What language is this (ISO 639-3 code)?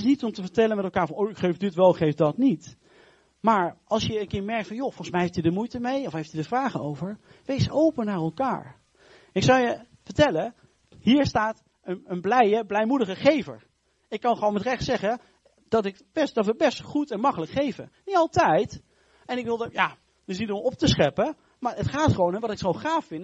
nld